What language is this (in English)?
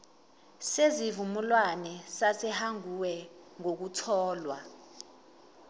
Zulu